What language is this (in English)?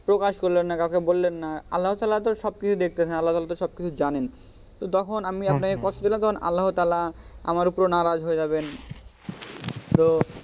Bangla